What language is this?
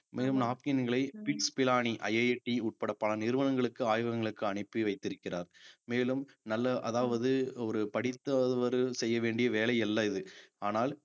Tamil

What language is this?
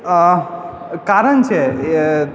Maithili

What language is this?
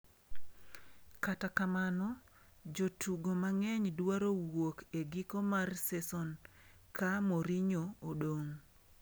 Luo (Kenya and Tanzania)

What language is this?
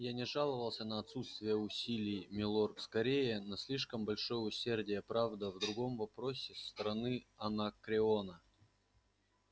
Russian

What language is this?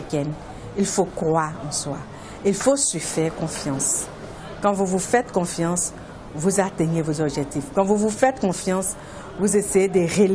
French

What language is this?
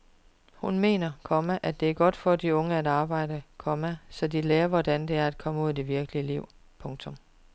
Danish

